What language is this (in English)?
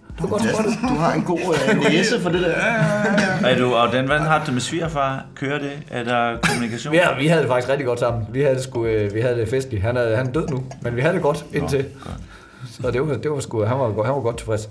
Danish